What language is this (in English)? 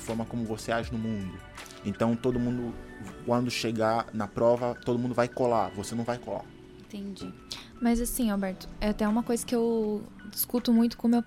Portuguese